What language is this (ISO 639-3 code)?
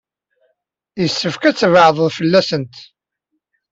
kab